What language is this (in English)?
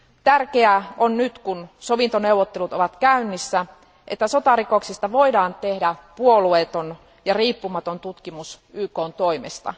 Finnish